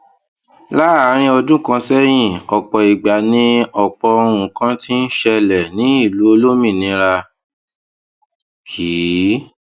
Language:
Yoruba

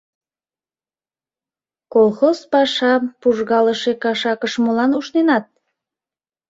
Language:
Mari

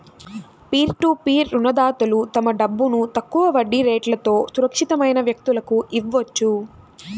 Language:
Telugu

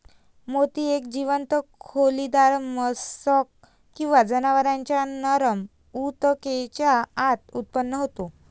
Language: Marathi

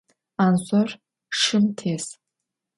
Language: Adyghe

